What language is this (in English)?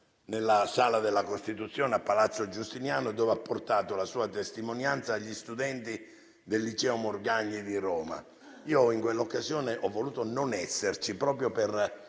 Italian